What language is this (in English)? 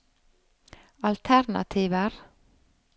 Norwegian